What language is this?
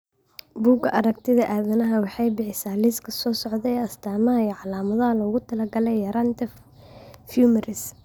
Somali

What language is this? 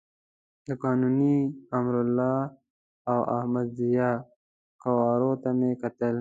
Pashto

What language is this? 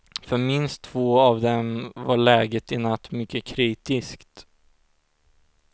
Swedish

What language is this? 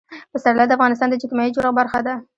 Pashto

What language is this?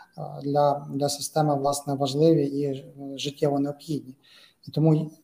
Ukrainian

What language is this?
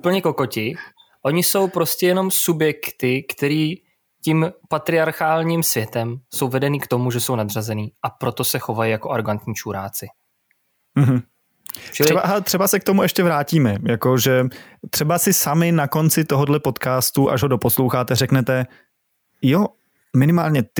Czech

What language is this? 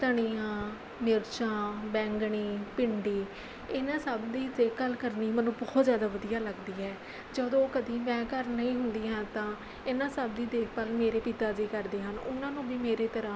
Punjabi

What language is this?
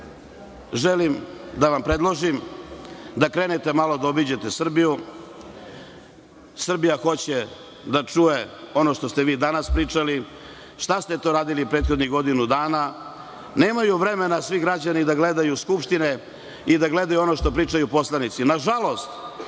Serbian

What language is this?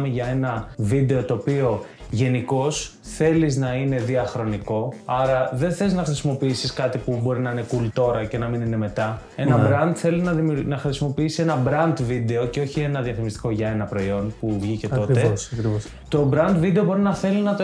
Greek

